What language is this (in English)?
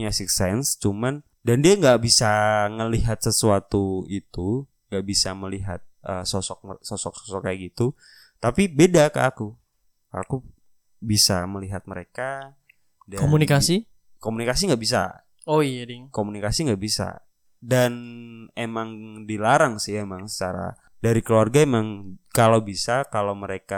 Indonesian